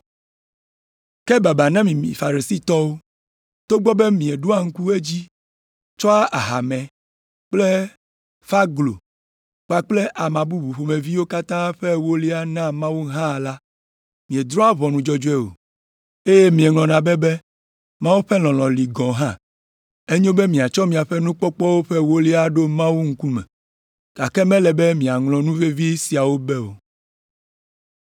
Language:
Ewe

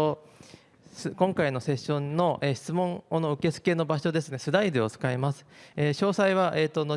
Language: Japanese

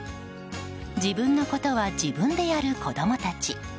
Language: Japanese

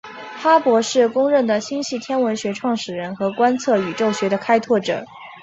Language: Chinese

